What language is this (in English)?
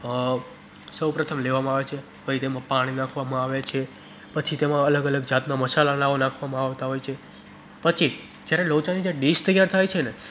Gujarati